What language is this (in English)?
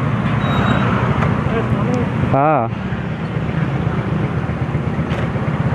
Indonesian